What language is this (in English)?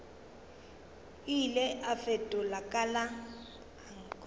Northern Sotho